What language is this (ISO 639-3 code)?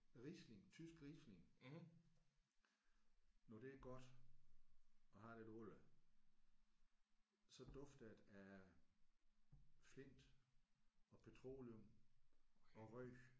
dan